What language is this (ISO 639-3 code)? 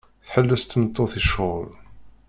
kab